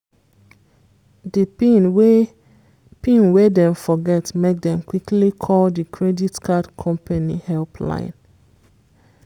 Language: Nigerian Pidgin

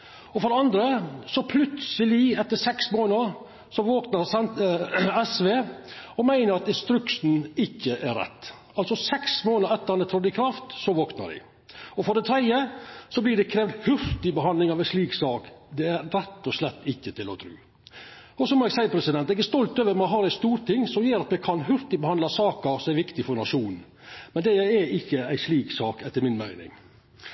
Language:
Norwegian Nynorsk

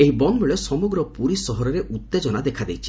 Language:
Odia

